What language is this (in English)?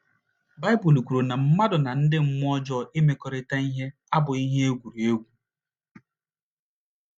Igbo